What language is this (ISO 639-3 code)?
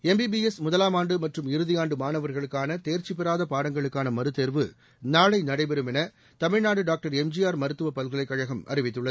tam